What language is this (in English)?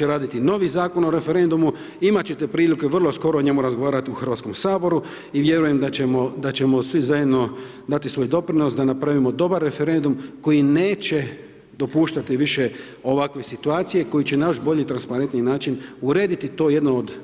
Croatian